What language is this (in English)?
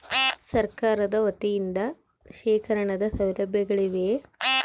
Kannada